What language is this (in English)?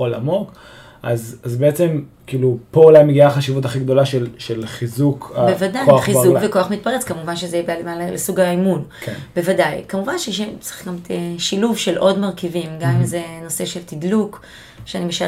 Hebrew